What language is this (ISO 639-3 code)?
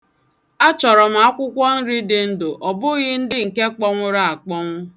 ibo